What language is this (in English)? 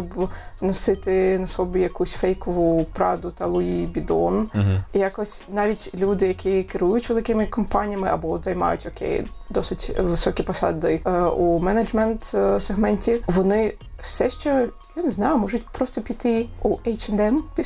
Ukrainian